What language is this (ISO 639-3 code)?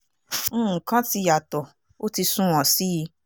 yor